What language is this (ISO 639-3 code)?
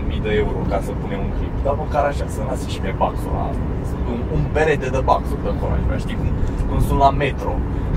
ron